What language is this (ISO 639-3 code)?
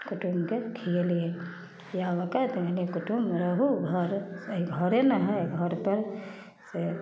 mai